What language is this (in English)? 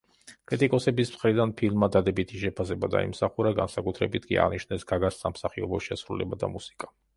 Georgian